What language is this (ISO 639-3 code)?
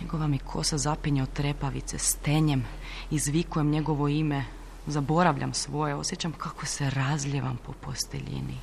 hrv